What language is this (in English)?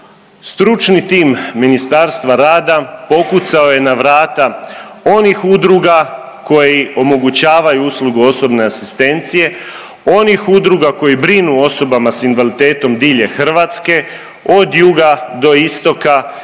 Croatian